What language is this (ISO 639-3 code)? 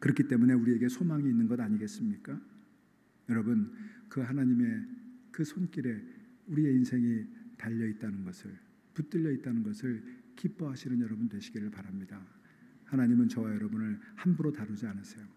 kor